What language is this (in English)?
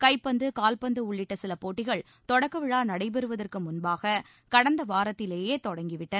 Tamil